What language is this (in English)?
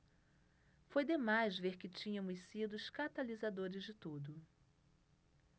Portuguese